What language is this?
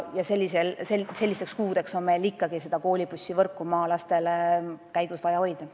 Estonian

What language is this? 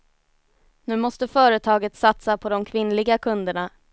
Swedish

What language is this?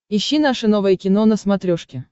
Russian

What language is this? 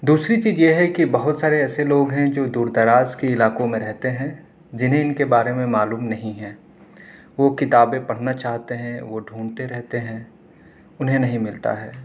Urdu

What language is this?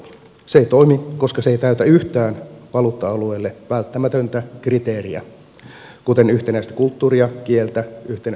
Finnish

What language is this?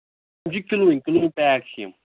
Kashmiri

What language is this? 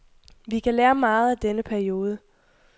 Danish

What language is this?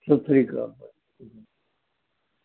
Punjabi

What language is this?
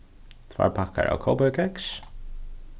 Faroese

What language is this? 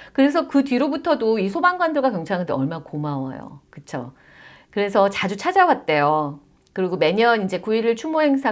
Korean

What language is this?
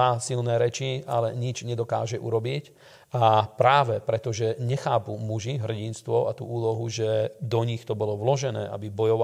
Slovak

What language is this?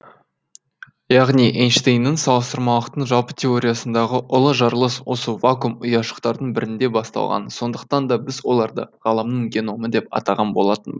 Kazakh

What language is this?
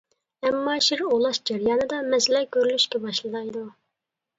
Uyghur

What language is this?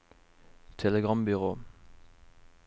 Norwegian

